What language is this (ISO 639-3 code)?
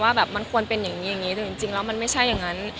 tha